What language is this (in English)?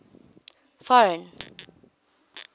English